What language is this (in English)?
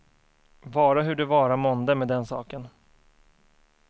Swedish